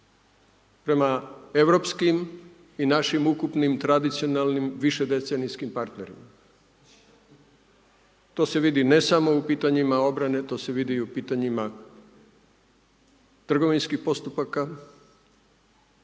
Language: Croatian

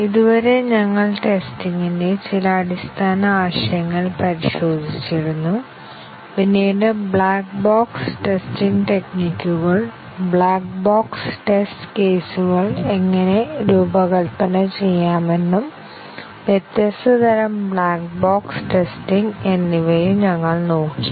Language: Malayalam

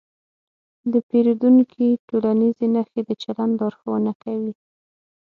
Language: Pashto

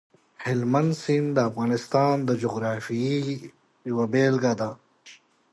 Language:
Pashto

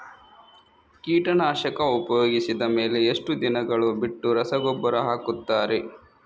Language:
Kannada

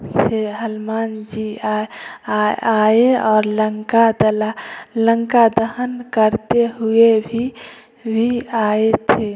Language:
Hindi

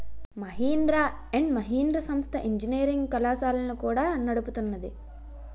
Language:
Telugu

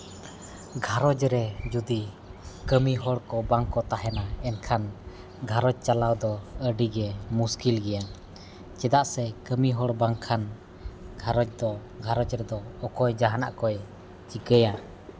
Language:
Santali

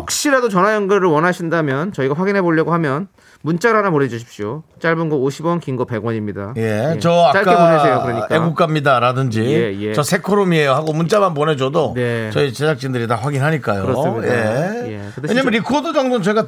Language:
Korean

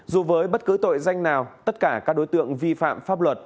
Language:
Vietnamese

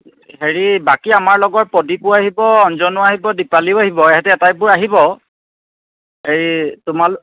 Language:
Assamese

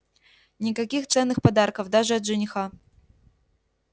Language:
Russian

